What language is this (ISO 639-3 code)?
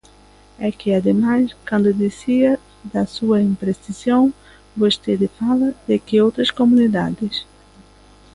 glg